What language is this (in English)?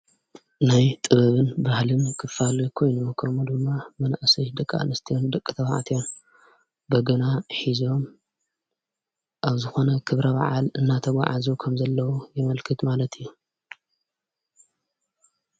Tigrinya